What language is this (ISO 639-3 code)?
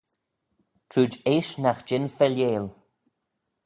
glv